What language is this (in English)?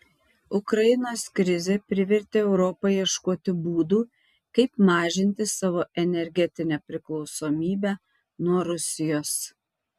Lithuanian